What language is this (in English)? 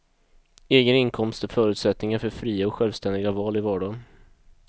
Swedish